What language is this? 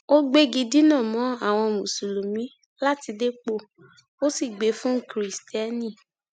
Yoruba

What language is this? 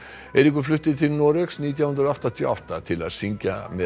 Icelandic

